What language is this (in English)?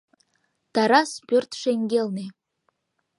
Mari